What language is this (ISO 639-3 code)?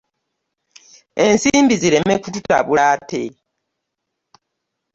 lug